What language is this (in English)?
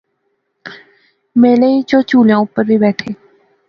Pahari-Potwari